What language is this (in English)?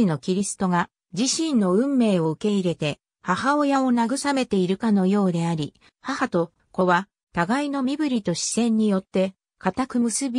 Japanese